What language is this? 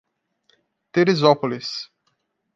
Portuguese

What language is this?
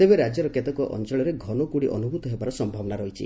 Odia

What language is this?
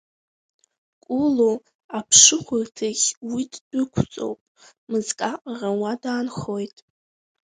Abkhazian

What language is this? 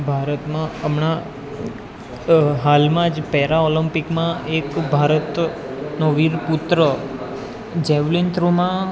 Gujarati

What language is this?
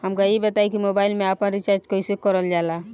Bhojpuri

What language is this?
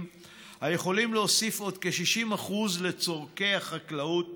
Hebrew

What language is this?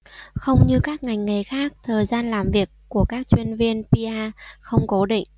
Vietnamese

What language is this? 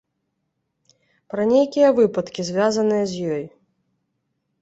Belarusian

